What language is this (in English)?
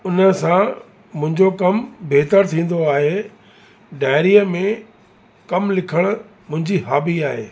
Sindhi